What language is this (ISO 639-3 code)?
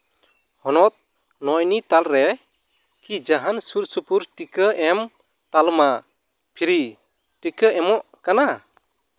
sat